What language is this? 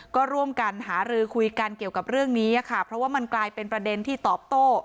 Thai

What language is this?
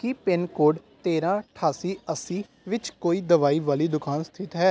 Punjabi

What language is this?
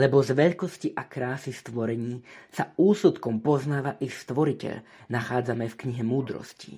Slovak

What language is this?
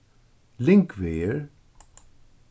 Faroese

